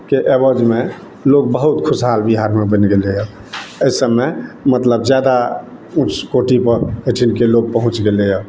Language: Maithili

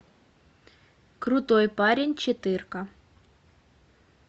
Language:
Russian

